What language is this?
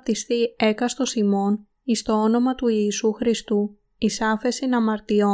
Greek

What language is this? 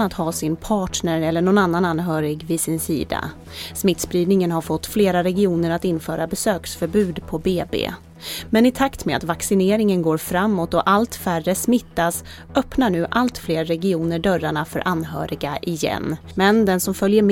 Swedish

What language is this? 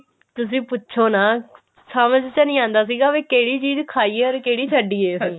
Punjabi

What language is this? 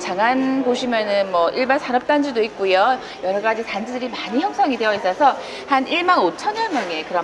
Korean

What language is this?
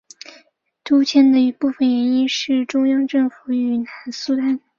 Chinese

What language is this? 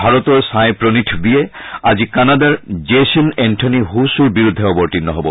Assamese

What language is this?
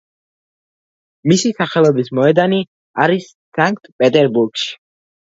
Georgian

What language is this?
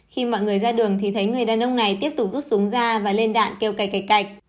Vietnamese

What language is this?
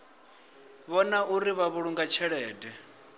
Venda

